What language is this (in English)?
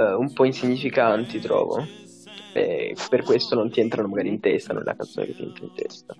Italian